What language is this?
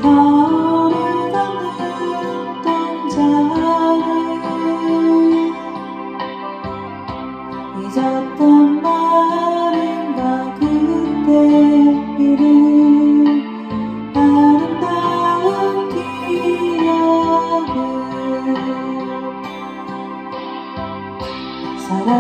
Korean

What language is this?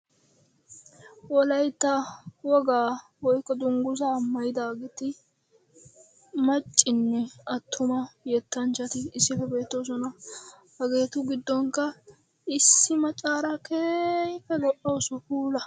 Wolaytta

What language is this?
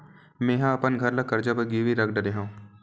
Chhattisgarhi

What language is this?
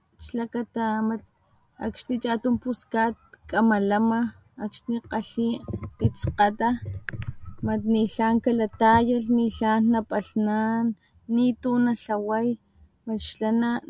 Papantla Totonac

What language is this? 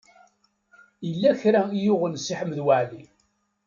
Kabyle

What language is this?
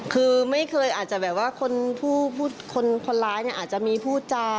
Thai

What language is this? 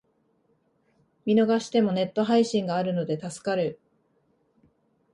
Japanese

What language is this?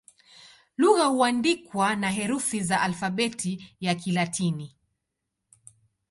Swahili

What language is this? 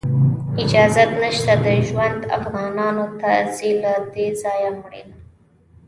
Pashto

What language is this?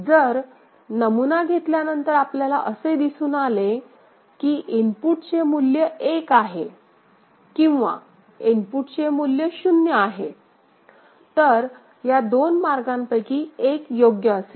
Marathi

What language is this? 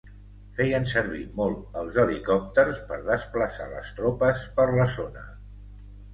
Catalan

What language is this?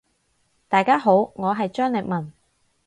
Cantonese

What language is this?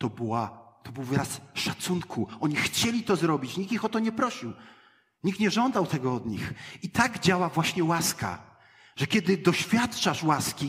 Polish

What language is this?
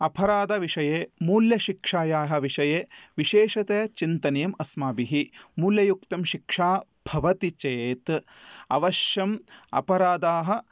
Sanskrit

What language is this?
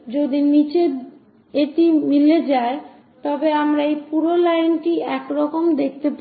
Bangla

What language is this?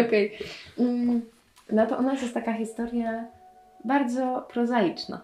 Polish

